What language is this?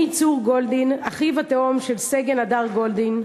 Hebrew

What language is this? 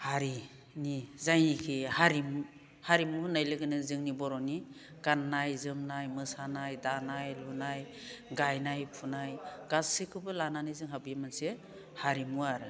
Bodo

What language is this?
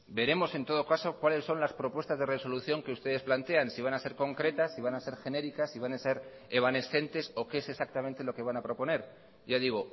Spanish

